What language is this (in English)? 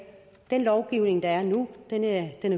Danish